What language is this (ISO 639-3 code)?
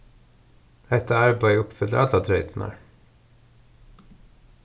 fao